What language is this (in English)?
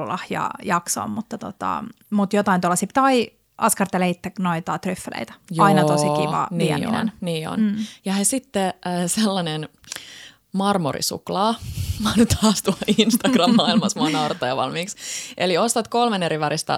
Finnish